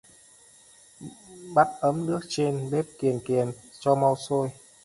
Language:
Vietnamese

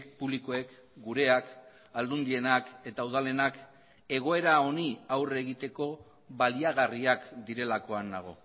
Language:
Basque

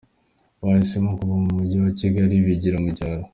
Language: Kinyarwanda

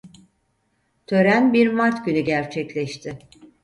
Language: Turkish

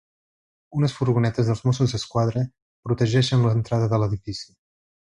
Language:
Catalan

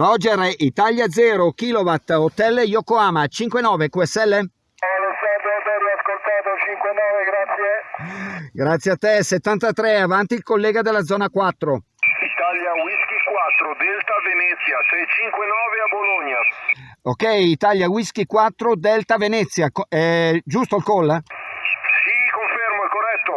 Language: Italian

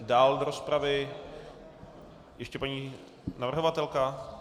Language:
Czech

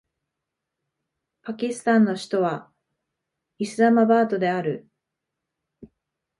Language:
Japanese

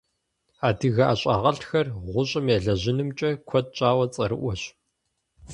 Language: Kabardian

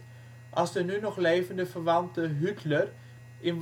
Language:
Dutch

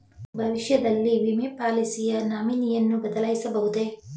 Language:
Kannada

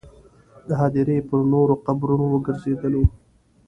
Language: Pashto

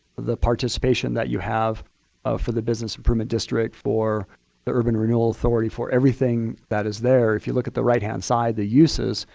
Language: English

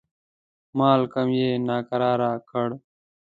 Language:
Pashto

